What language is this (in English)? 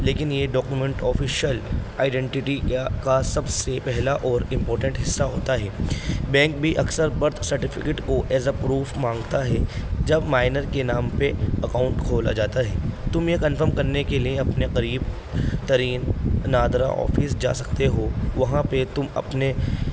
Urdu